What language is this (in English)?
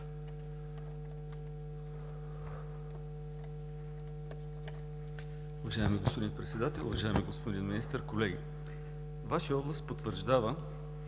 Bulgarian